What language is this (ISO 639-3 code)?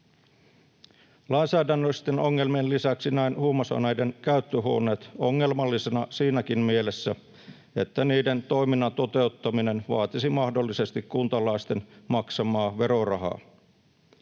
fin